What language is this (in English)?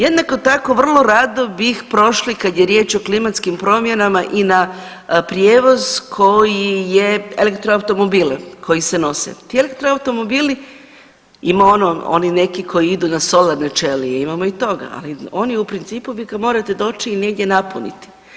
Croatian